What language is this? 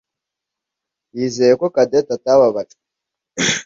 Kinyarwanda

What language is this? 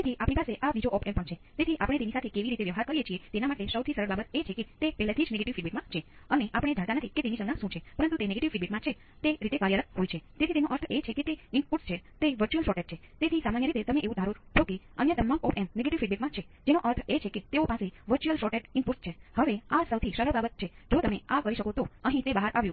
Gujarati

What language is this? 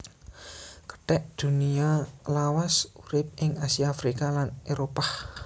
Javanese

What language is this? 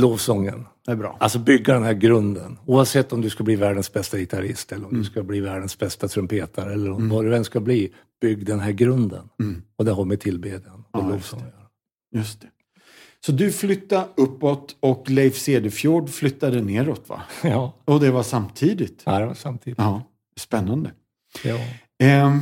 Swedish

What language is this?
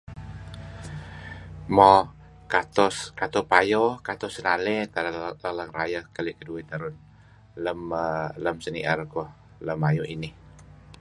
Kelabit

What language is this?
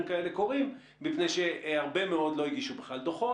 Hebrew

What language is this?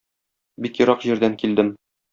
Tatar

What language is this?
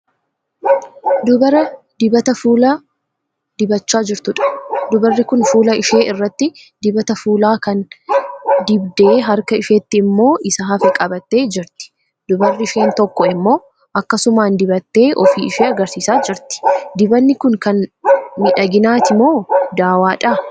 Oromo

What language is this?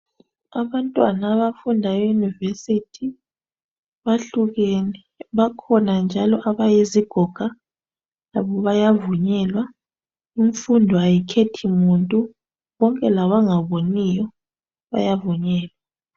North Ndebele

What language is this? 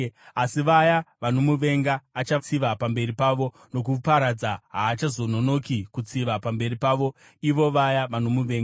Shona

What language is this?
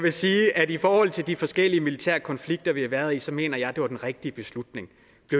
Danish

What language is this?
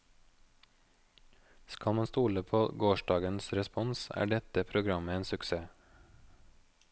Norwegian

